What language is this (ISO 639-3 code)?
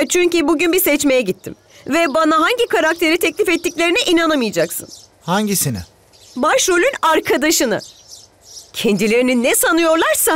tur